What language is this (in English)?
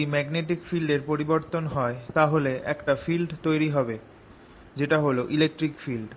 Bangla